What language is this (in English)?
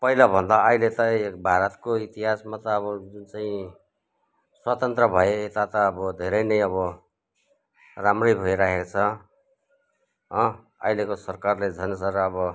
Nepali